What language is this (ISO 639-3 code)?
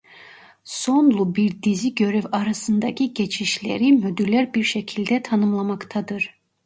tur